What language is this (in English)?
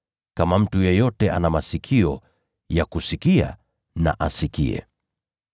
Swahili